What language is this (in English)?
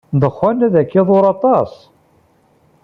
Kabyle